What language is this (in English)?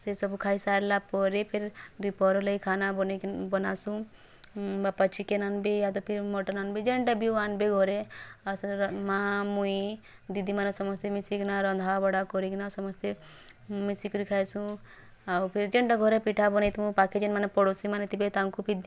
Odia